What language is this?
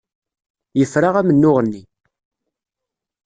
Kabyle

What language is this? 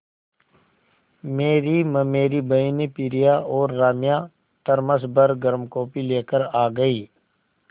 Hindi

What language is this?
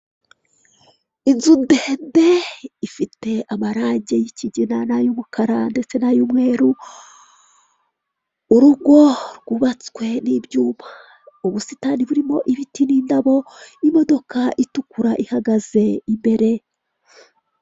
Kinyarwanda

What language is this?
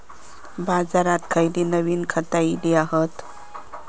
Marathi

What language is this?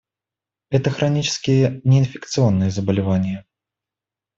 Russian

